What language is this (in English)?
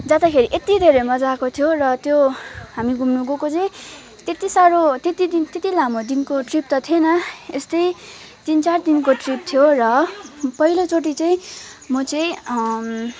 Nepali